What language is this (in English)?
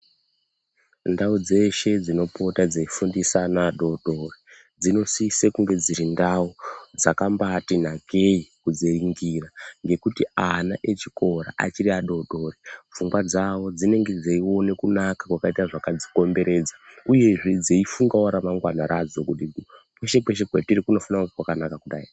Ndau